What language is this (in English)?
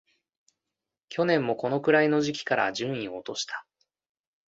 Japanese